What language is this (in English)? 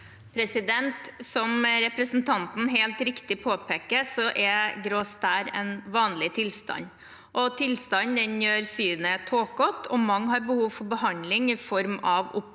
Norwegian